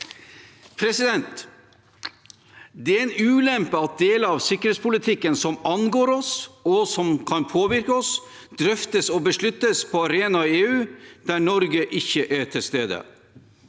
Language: Norwegian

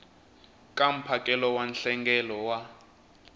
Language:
Tsonga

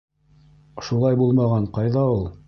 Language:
Bashkir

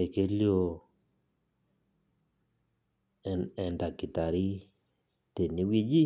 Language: Masai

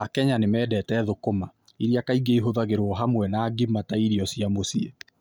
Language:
Kikuyu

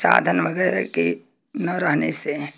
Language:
Hindi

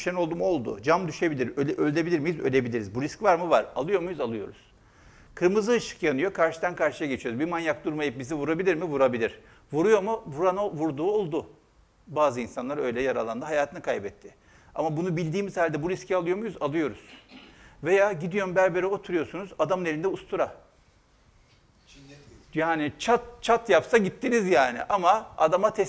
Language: Turkish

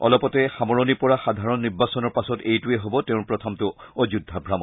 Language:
Assamese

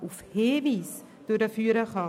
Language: Swiss German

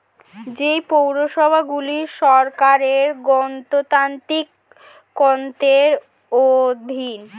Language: Bangla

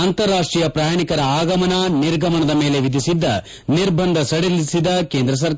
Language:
Kannada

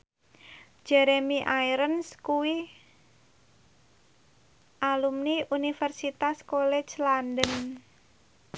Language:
Javanese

